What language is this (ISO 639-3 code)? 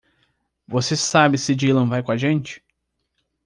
por